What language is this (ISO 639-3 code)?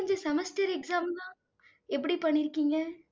tam